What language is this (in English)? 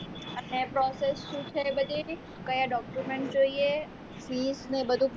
Gujarati